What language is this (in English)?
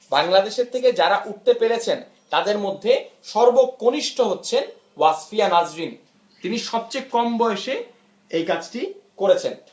Bangla